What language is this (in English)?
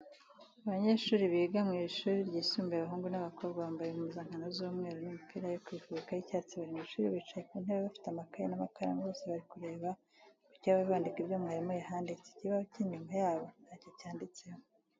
Kinyarwanda